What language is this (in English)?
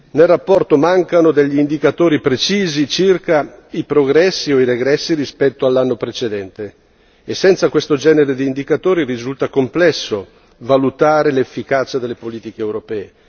Italian